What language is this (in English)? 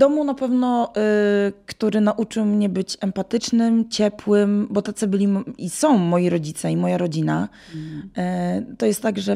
Polish